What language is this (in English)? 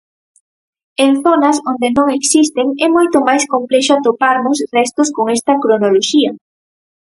Galician